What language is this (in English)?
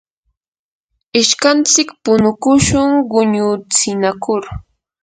Yanahuanca Pasco Quechua